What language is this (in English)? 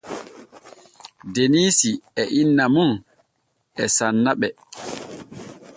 Borgu Fulfulde